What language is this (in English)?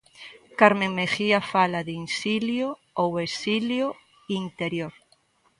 Galician